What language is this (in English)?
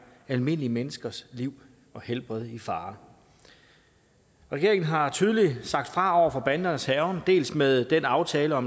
Danish